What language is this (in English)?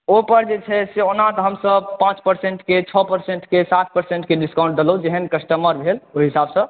Maithili